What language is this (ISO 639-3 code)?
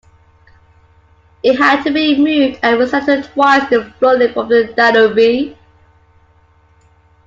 eng